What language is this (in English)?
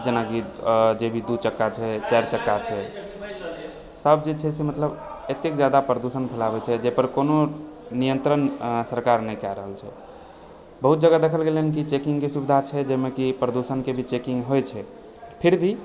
Maithili